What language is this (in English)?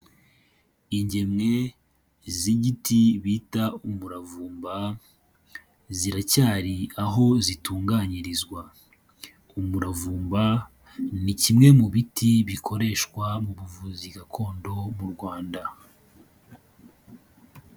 Kinyarwanda